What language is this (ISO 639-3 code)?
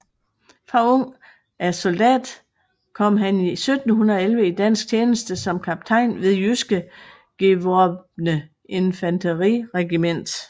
dan